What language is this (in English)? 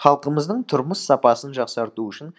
Kazakh